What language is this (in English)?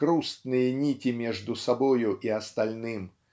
Russian